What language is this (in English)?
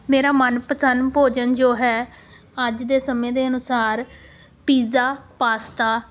Punjabi